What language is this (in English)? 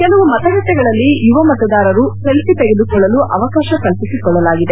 Kannada